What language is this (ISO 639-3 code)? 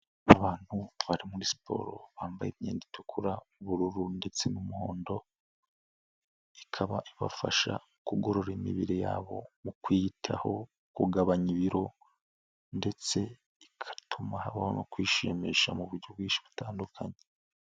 kin